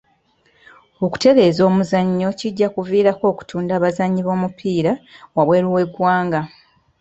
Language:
Ganda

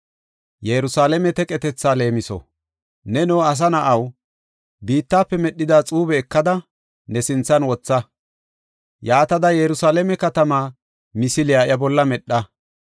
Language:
Gofa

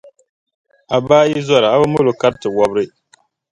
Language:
Dagbani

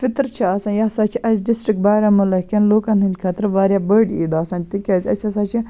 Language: Kashmiri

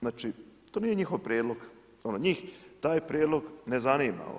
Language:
Croatian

